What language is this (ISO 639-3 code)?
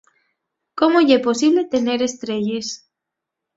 ast